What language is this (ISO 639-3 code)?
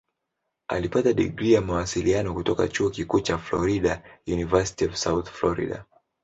swa